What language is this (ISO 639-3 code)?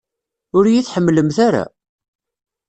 kab